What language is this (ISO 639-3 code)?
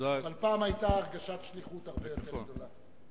heb